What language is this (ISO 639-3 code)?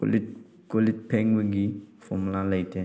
mni